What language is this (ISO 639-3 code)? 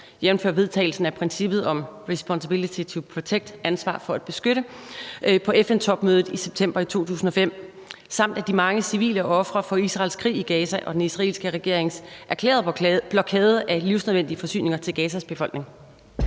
dan